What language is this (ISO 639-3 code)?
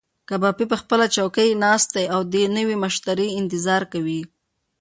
pus